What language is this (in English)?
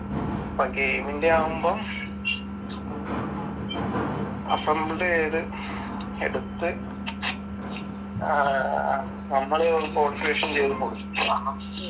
Malayalam